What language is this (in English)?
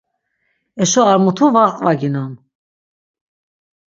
Laz